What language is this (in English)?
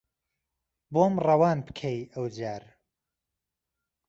Central Kurdish